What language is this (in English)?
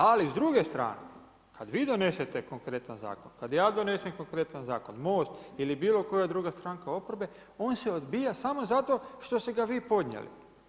Croatian